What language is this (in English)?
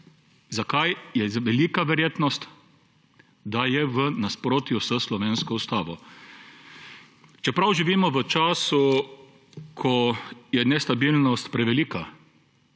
Slovenian